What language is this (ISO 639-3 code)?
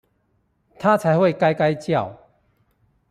zho